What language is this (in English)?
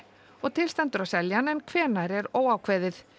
Icelandic